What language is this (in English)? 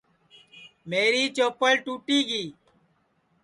Sansi